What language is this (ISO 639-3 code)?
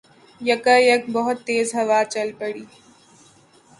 urd